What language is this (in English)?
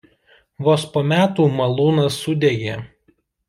Lithuanian